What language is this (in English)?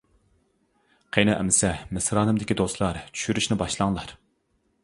Uyghur